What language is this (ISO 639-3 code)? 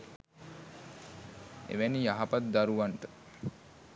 sin